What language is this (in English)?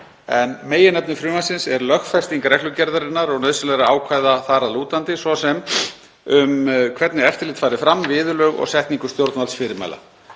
Icelandic